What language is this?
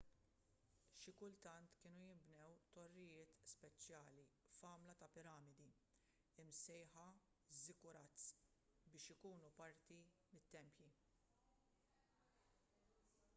Maltese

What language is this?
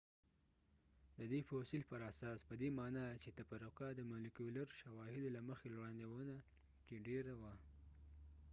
Pashto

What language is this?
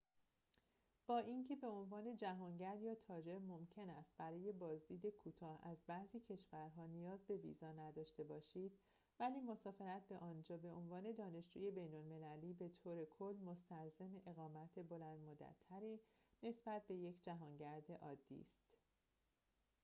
Persian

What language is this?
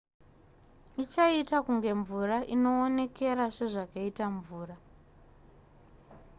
Shona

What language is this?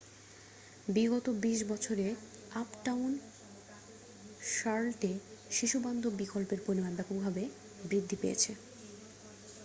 Bangla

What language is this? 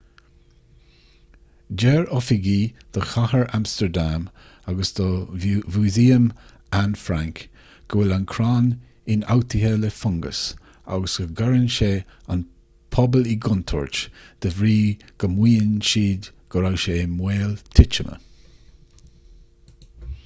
Irish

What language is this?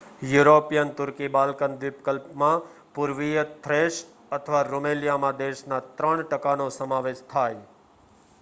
Gujarati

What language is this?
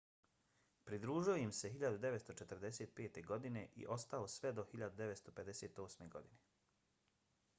Bosnian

